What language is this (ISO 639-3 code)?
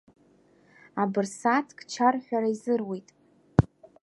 abk